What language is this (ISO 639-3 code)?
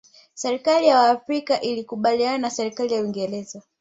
swa